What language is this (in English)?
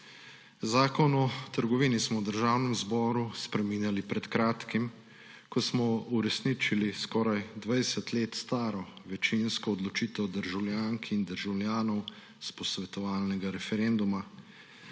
Slovenian